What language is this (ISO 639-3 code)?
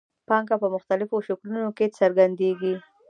pus